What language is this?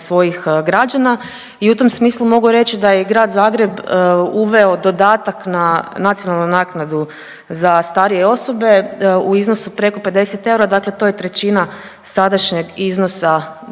Croatian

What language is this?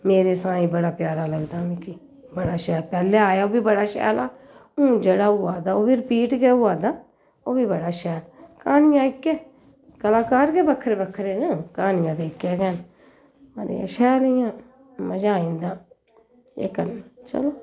Dogri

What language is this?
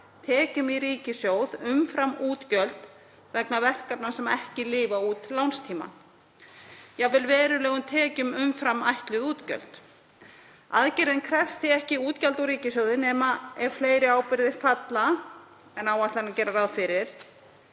Icelandic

